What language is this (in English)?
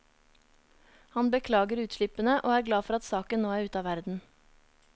Norwegian